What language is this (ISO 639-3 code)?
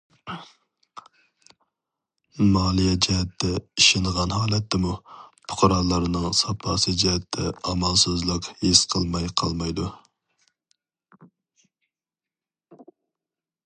uig